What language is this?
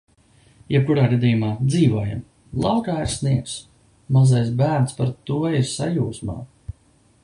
Latvian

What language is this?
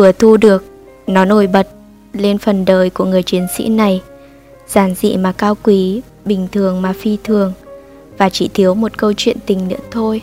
Vietnamese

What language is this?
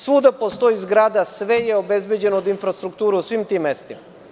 Serbian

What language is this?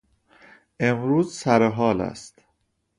Persian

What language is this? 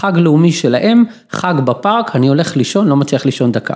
Hebrew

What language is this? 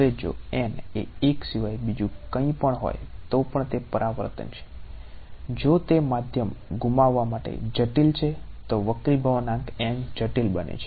Gujarati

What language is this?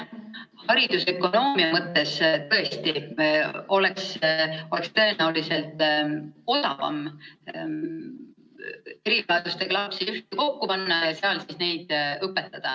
Estonian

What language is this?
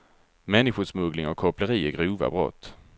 Swedish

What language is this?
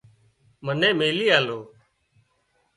Wadiyara Koli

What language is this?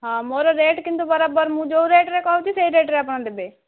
Odia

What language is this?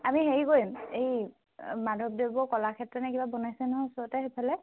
Assamese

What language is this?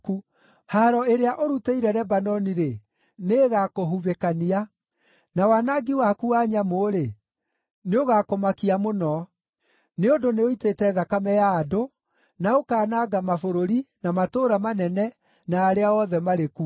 Kikuyu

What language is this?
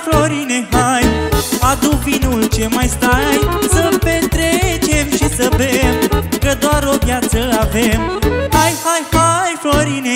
Romanian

